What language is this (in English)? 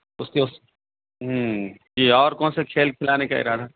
Urdu